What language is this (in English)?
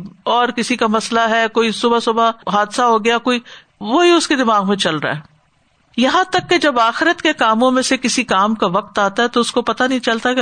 Urdu